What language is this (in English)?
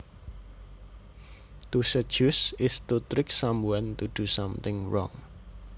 Javanese